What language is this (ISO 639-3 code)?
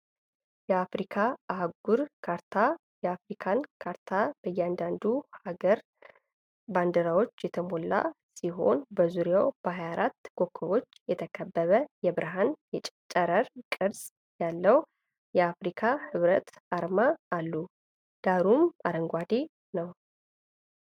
amh